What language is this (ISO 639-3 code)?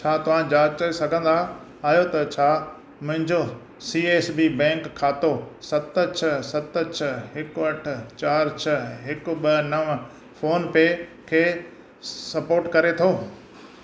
snd